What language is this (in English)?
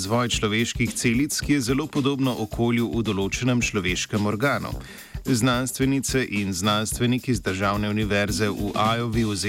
Croatian